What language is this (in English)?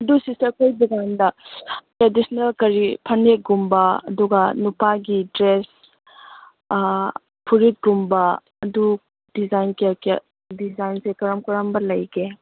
Manipuri